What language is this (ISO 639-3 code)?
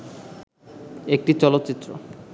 ben